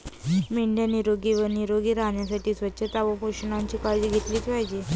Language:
Marathi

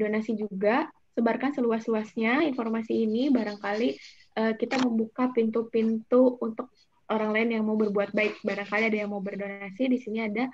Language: Indonesian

